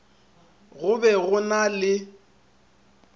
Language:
Northern Sotho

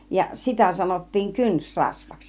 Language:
Finnish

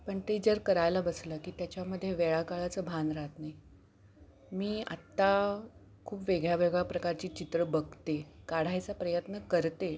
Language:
Marathi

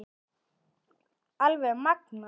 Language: Icelandic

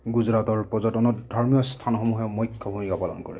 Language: Assamese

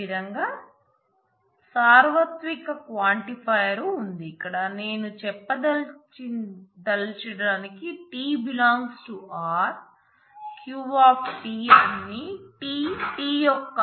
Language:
Telugu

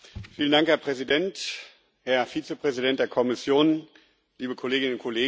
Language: German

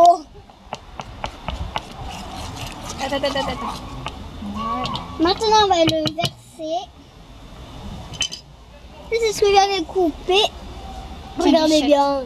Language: French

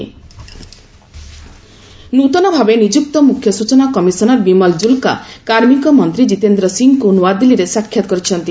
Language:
Odia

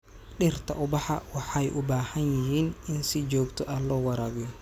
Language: Somali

